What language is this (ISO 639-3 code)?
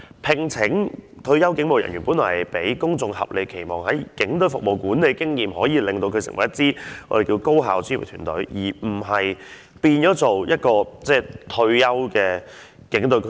yue